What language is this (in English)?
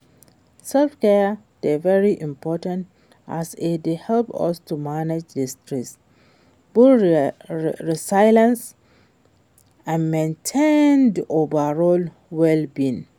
Nigerian Pidgin